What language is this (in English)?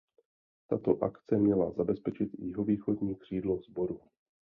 Czech